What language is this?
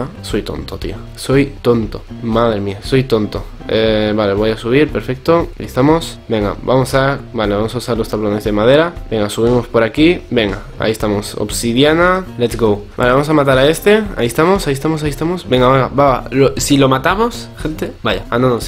Spanish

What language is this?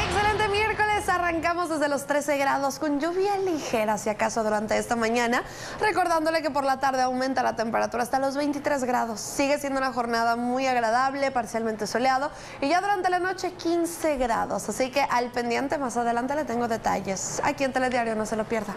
Spanish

